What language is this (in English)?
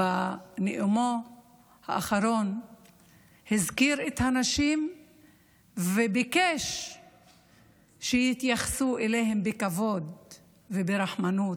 Hebrew